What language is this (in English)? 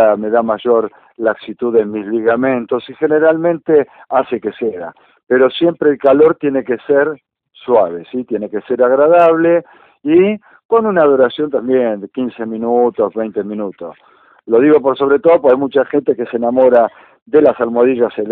Spanish